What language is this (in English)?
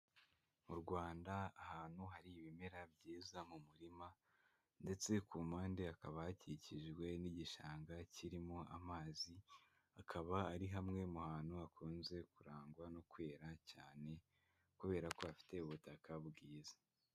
Kinyarwanda